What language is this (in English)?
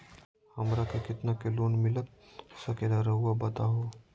Magahi